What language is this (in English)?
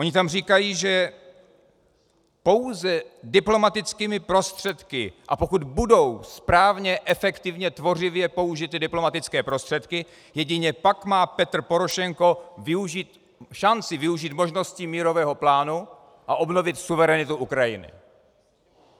Czech